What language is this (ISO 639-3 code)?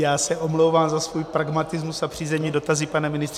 ces